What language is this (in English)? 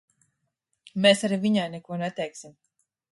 Latvian